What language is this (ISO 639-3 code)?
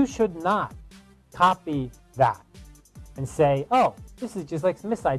eng